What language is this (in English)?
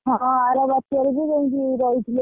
Odia